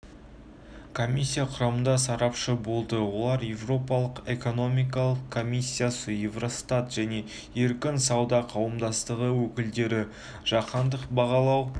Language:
Kazakh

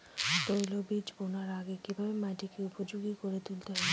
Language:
Bangla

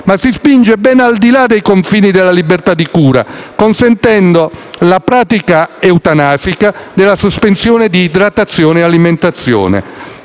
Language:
Italian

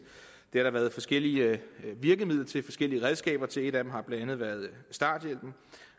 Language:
Danish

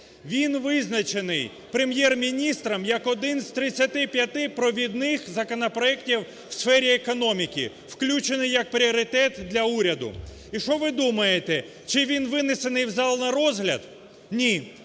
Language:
Ukrainian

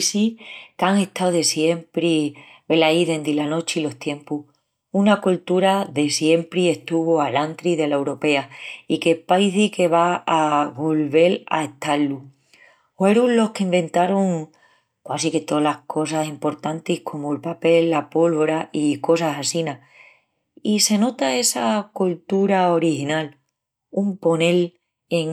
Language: Extremaduran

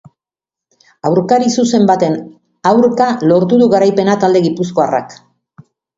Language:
Basque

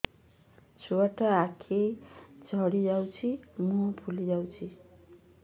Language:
Odia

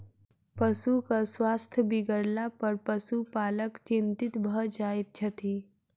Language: Maithili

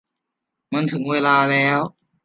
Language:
Thai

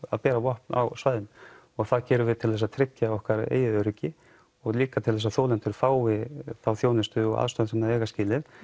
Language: Icelandic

